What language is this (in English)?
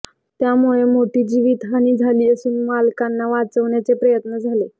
Marathi